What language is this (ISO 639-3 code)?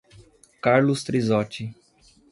por